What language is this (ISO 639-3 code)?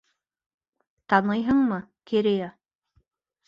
bak